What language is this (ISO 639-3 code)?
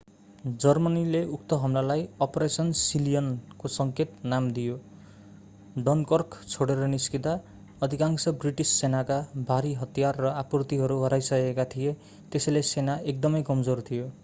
nep